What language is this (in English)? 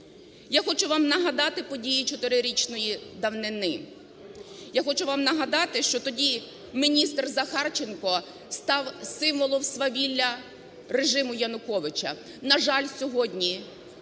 Ukrainian